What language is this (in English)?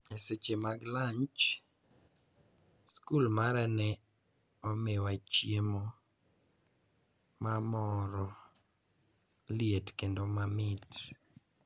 Luo (Kenya and Tanzania)